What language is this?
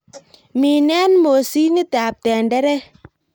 Kalenjin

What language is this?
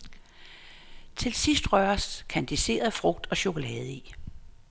Danish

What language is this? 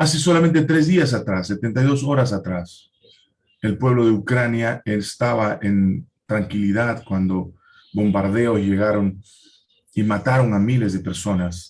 Spanish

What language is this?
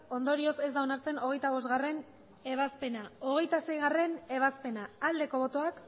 Basque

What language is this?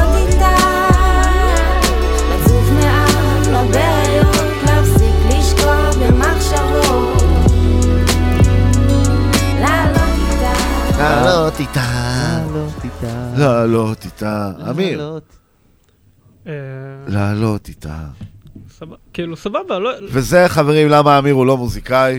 Hebrew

